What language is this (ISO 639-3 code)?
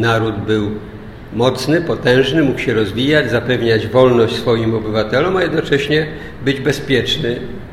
pol